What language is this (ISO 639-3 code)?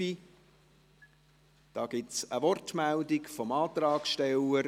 gsw